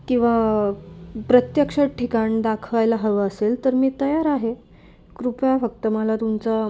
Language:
Marathi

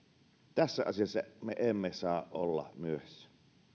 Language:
Finnish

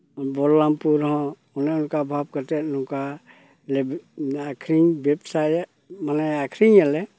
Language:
Santali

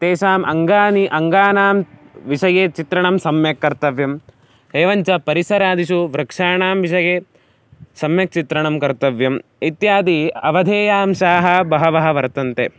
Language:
Sanskrit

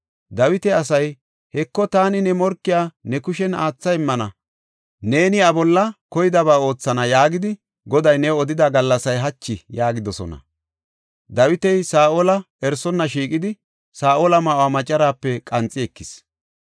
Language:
Gofa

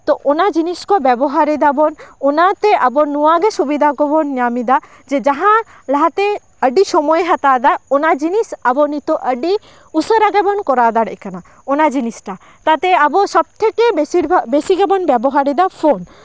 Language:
Santali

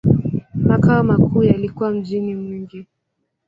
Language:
Swahili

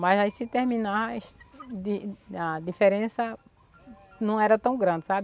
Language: Portuguese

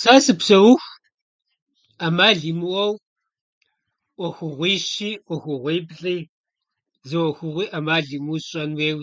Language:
Kabardian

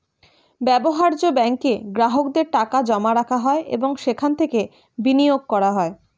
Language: Bangla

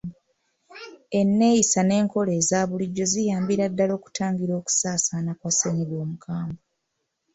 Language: Ganda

